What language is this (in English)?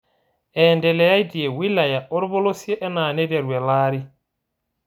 Masai